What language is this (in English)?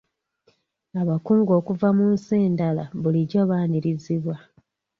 Ganda